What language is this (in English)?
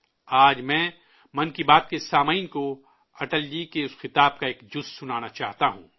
Urdu